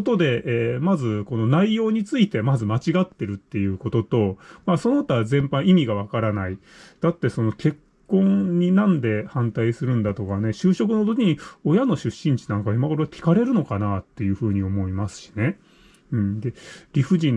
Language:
Japanese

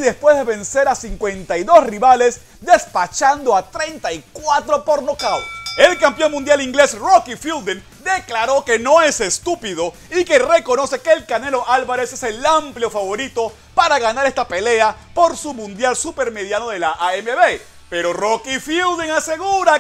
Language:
Spanish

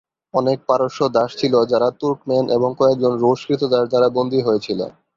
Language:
Bangla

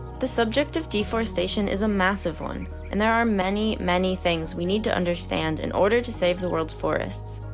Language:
English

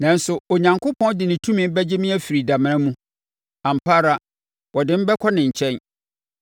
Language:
Akan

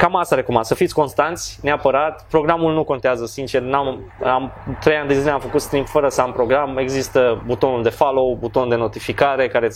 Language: Romanian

